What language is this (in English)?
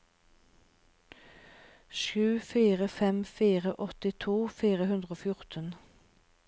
Norwegian